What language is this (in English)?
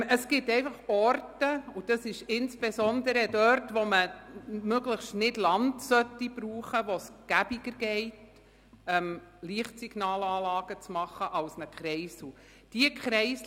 Swiss German